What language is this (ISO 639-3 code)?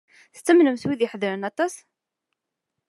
kab